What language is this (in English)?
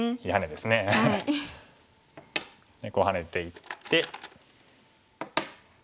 Japanese